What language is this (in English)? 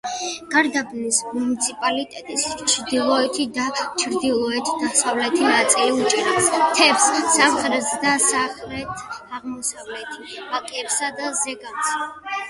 Georgian